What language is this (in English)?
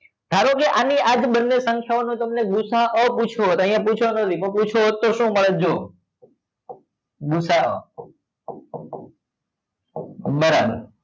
Gujarati